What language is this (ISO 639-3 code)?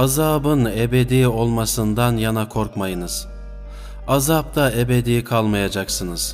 tur